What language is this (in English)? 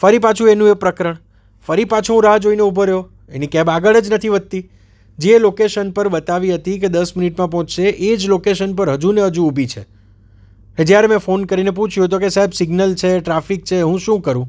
Gujarati